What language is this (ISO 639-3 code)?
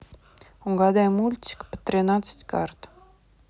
rus